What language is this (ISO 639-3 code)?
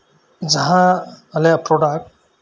sat